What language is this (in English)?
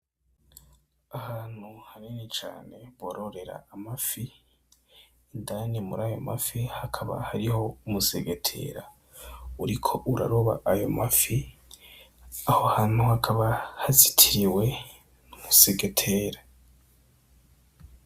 Rundi